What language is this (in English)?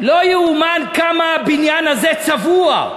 Hebrew